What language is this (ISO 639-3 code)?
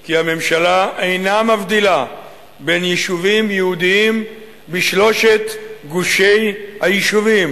heb